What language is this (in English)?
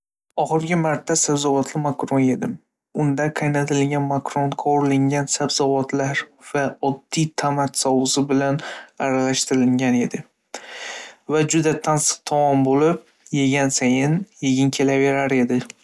Uzbek